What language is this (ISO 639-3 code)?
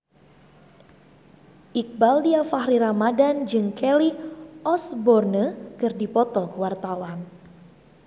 sun